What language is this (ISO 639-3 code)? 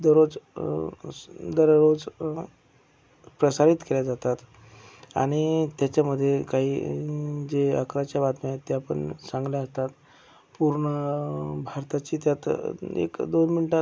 mar